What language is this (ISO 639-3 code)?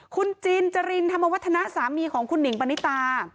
tha